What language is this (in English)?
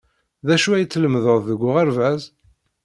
Kabyle